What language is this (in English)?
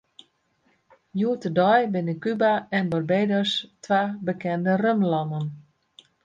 Western Frisian